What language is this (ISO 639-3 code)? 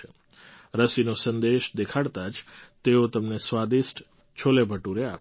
guj